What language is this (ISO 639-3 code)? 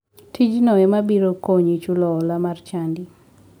luo